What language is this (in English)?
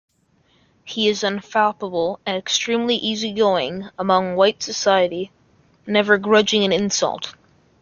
English